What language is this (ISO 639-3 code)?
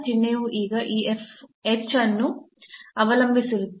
kan